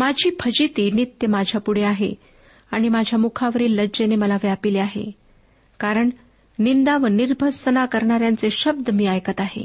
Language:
Marathi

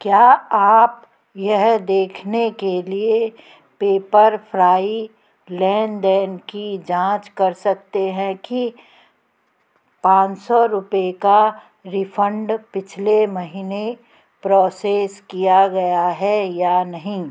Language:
Hindi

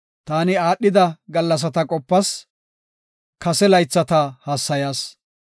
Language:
Gofa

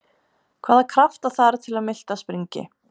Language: Icelandic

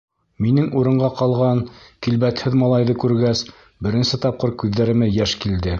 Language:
Bashkir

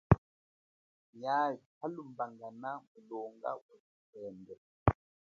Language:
Chokwe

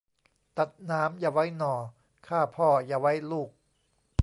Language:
Thai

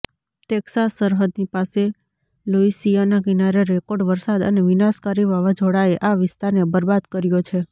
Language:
Gujarati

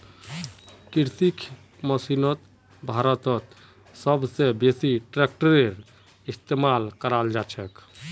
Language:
Magahi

